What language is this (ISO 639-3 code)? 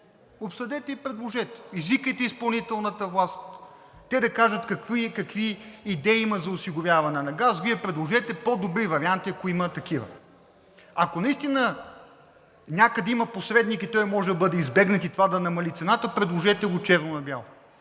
bul